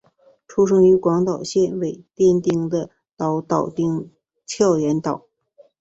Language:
Chinese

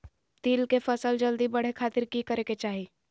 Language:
Magahi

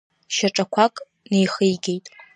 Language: Abkhazian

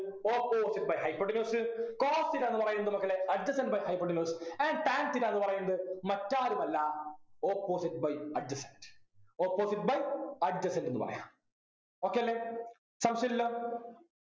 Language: Malayalam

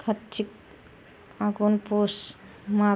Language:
Bodo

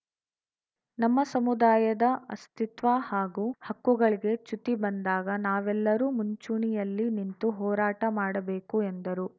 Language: Kannada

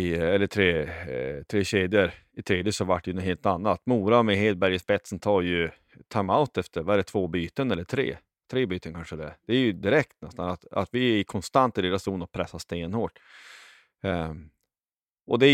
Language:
Swedish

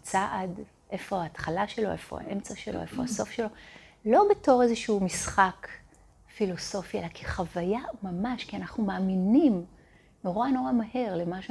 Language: Hebrew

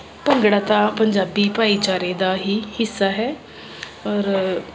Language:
Punjabi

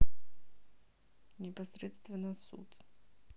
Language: Russian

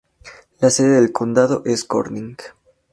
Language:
Spanish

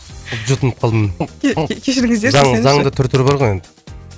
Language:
Kazakh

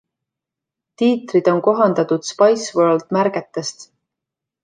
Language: Estonian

